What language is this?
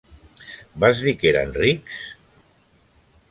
Catalan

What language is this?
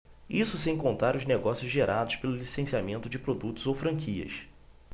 Portuguese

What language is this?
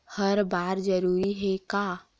Chhattisgarhi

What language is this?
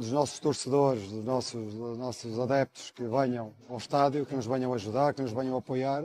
Portuguese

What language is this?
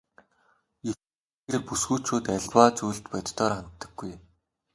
Mongolian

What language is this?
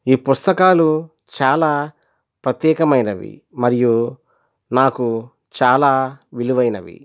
Telugu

